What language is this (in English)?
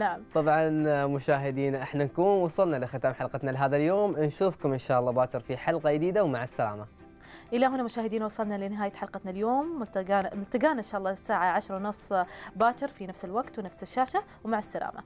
Arabic